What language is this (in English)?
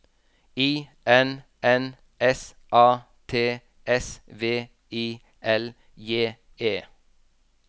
Norwegian